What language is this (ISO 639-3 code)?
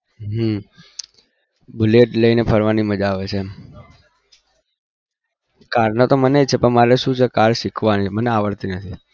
guj